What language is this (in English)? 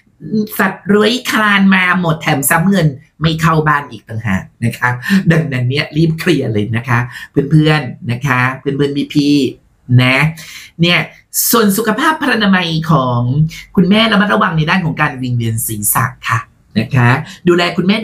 Thai